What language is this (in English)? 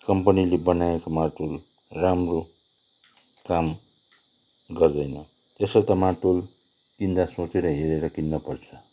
Nepali